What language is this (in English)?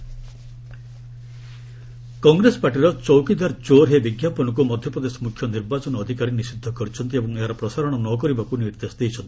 Odia